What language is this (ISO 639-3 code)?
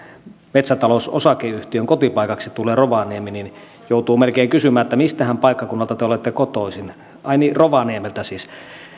fin